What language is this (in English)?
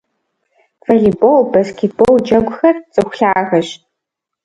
Kabardian